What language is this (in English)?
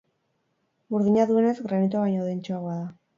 Basque